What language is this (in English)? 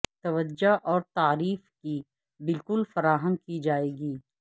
Urdu